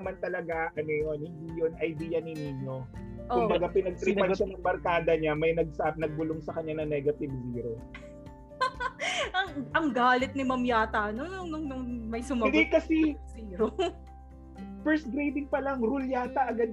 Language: Filipino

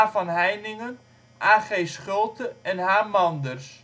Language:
Dutch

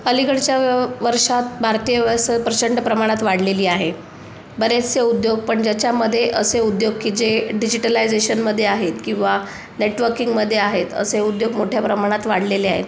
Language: Marathi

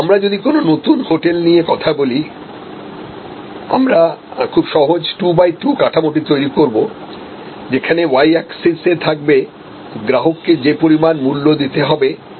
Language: Bangla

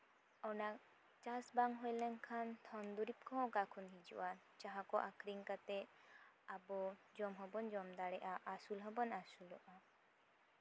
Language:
Santali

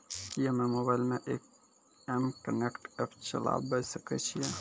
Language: Maithili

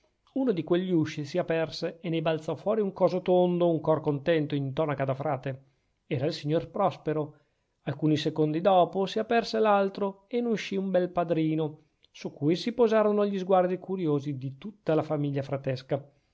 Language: Italian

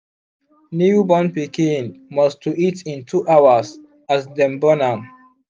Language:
Nigerian Pidgin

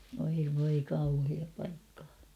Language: Finnish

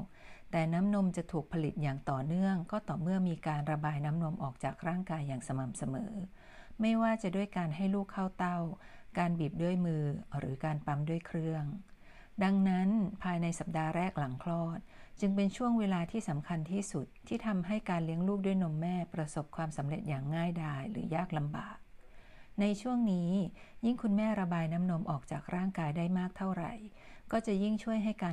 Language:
Thai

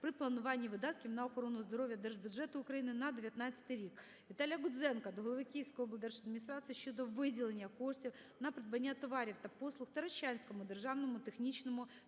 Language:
Ukrainian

